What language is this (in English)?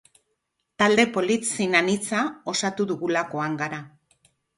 Basque